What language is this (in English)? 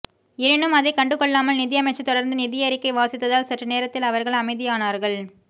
Tamil